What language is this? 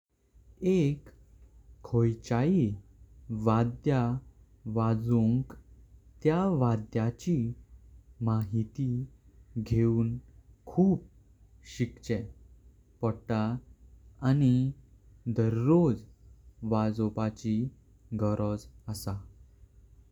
Konkani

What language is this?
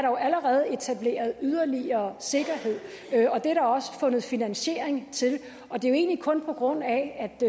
Danish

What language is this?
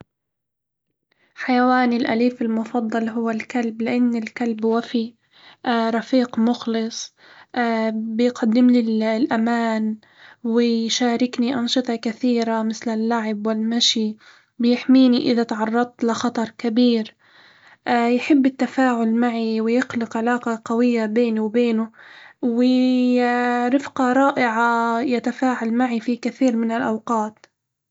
Hijazi Arabic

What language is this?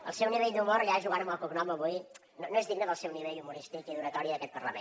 Catalan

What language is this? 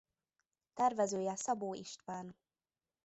Hungarian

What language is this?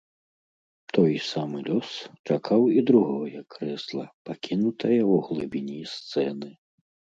Belarusian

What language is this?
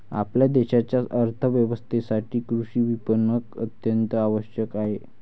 Marathi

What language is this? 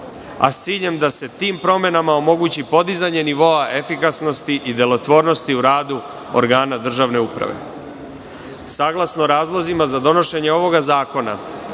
Serbian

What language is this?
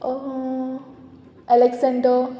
Konkani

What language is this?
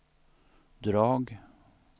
Swedish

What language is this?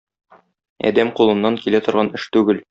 Tatar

